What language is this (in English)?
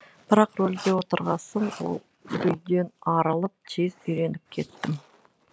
Kazakh